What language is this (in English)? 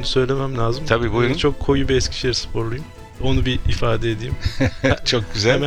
Turkish